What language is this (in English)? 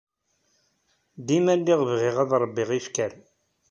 Kabyle